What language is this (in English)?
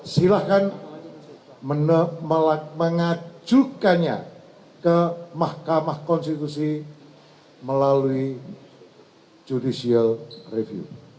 Indonesian